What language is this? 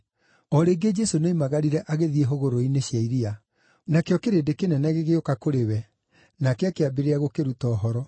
Kikuyu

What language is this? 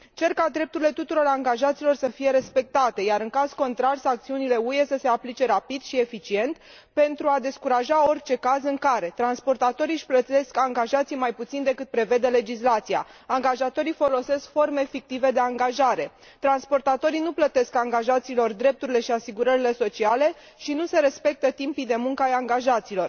Romanian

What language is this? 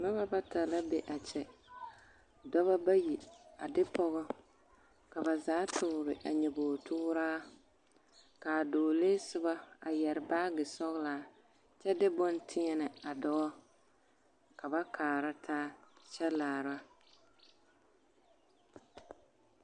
Southern Dagaare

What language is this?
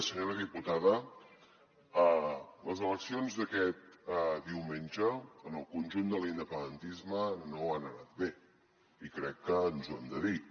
Catalan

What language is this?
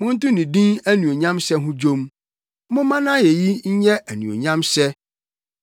Akan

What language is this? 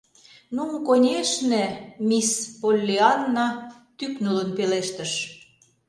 Mari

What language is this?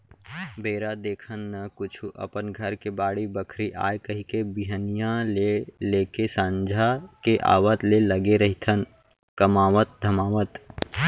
Chhattisgarhi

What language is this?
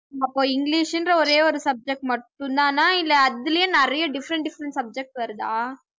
Tamil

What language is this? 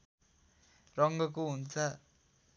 Nepali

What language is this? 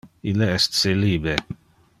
Interlingua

